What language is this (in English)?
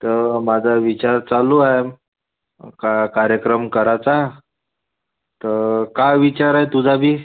Marathi